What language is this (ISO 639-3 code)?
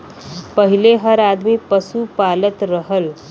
bho